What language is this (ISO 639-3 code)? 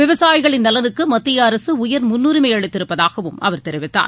tam